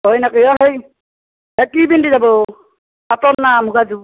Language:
Assamese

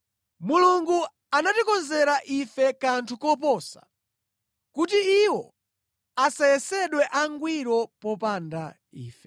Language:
Nyanja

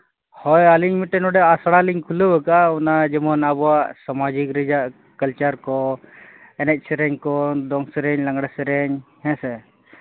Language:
Santali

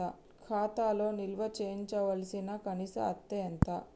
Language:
Telugu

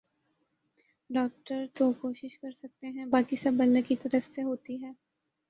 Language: Urdu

